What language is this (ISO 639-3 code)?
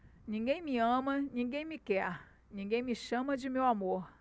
por